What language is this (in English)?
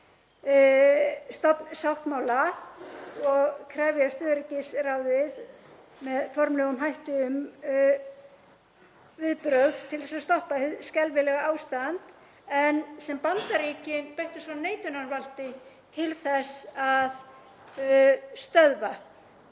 Icelandic